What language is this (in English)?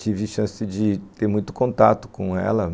Portuguese